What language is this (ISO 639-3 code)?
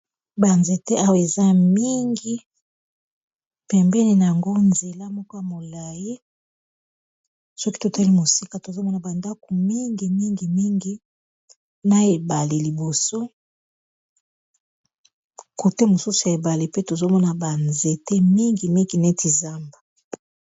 lin